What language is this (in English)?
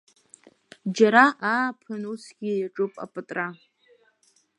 Abkhazian